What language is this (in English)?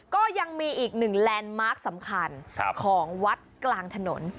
Thai